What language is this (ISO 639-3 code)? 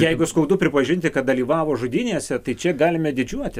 lit